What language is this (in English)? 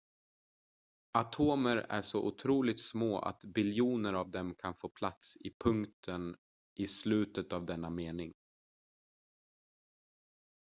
Swedish